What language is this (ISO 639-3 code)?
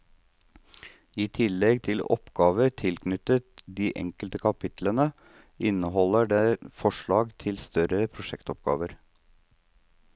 nor